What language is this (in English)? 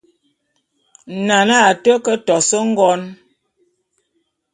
Bulu